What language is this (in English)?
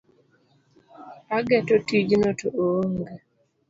Luo (Kenya and Tanzania)